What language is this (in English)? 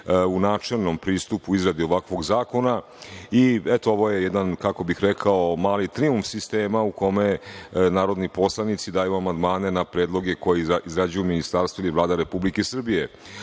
Serbian